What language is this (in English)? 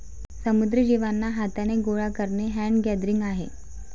Marathi